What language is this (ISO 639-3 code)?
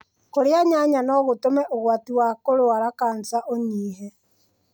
kik